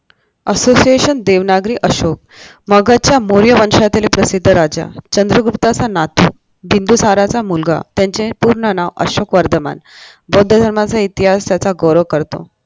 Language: Marathi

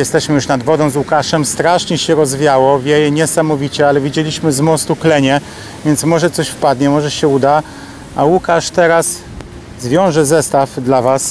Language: Polish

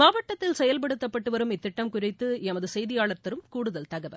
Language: Tamil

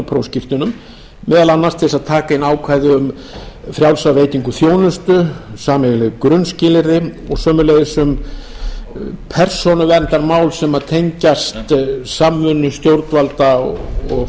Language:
Icelandic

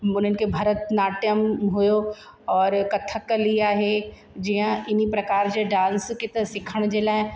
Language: Sindhi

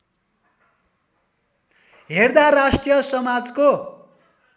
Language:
Nepali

